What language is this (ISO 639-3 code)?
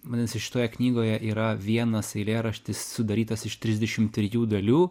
lit